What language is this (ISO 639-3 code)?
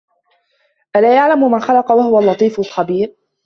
ara